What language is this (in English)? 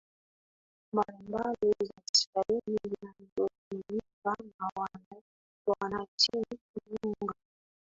Swahili